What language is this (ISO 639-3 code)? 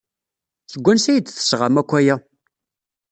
kab